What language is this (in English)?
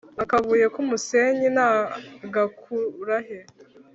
Kinyarwanda